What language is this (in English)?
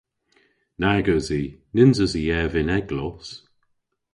Cornish